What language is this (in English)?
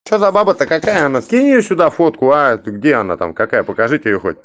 Russian